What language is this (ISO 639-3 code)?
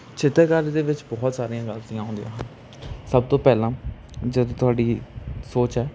pan